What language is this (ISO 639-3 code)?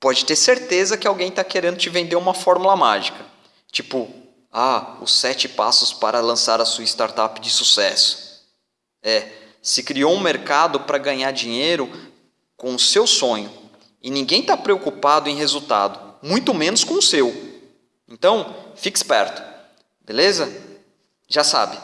por